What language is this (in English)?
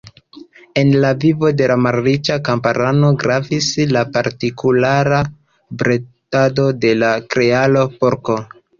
Esperanto